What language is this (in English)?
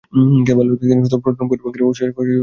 Bangla